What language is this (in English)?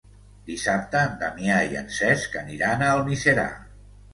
Catalan